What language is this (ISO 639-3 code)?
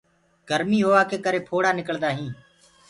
ggg